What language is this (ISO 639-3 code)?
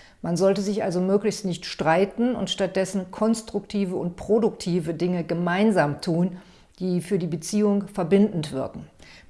deu